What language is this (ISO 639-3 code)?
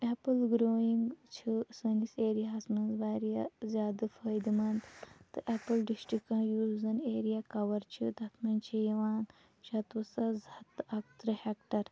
kas